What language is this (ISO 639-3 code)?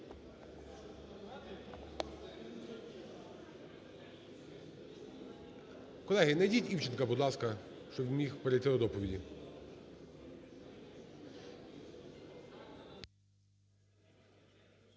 ukr